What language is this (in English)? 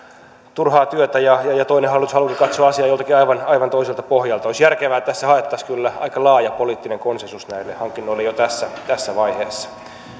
Finnish